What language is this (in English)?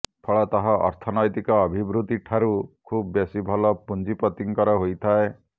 Odia